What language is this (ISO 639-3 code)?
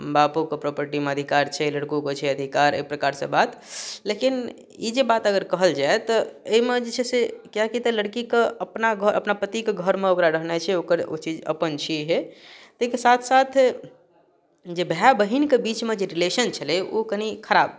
mai